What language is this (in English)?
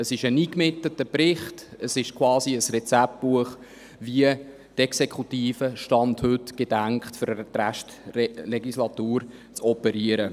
Swiss German